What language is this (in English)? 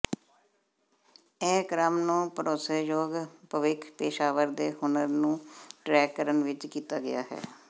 Punjabi